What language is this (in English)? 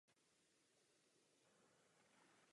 Czech